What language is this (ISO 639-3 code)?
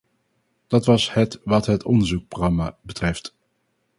nld